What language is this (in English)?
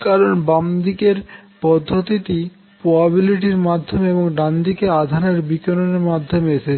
Bangla